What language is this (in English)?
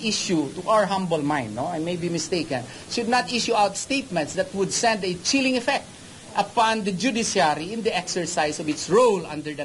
Filipino